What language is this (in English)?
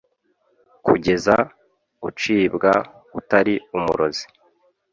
Kinyarwanda